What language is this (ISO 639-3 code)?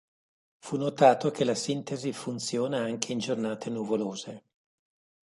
ita